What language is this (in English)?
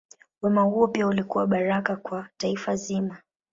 Swahili